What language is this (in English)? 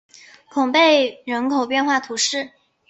Chinese